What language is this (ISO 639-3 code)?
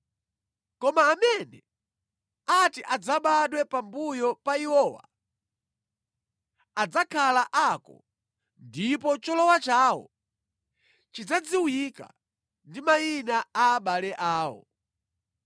nya